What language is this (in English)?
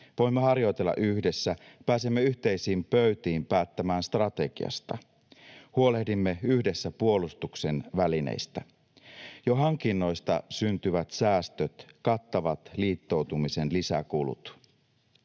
Finnish